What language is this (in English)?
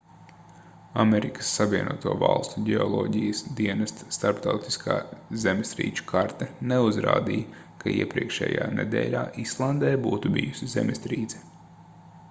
Latvian